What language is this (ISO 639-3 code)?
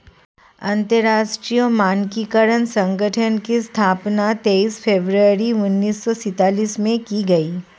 hin